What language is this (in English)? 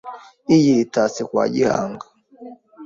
Kinyarwanda